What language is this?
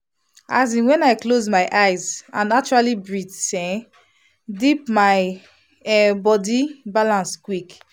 Nigerian Pidgin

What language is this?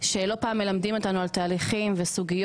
Hebrew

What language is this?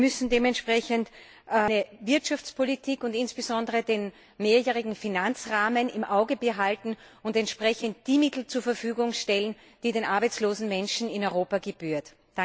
German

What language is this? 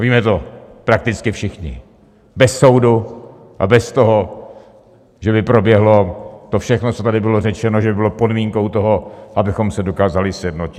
Czech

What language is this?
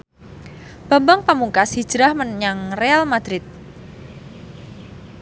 Javanese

